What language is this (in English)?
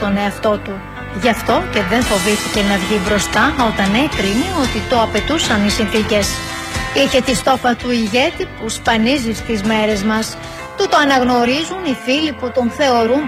Greek